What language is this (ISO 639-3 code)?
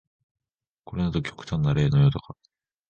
jpn